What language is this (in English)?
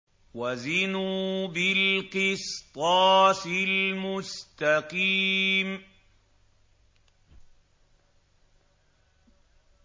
Arabic